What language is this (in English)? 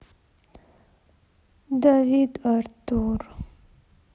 Russian